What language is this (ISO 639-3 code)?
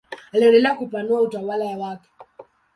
swa